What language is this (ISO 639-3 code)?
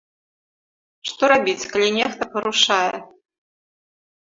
bel